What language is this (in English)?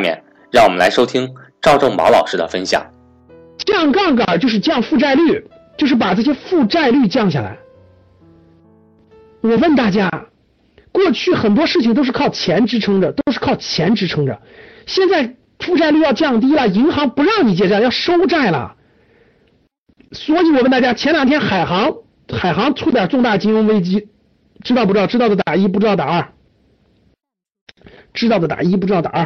Chinese